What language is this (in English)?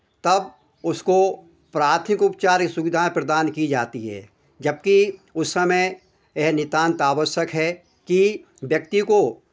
Hindi